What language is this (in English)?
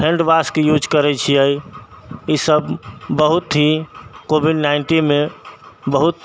Maithili